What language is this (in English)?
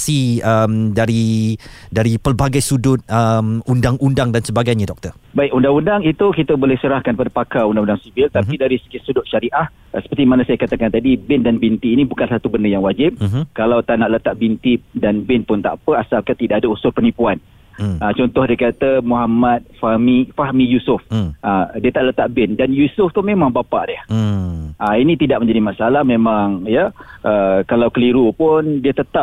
Malay